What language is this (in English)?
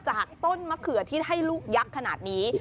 Thai